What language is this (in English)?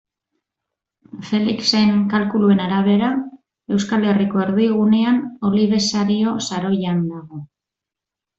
Basque